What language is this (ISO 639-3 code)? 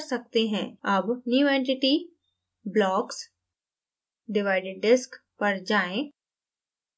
hin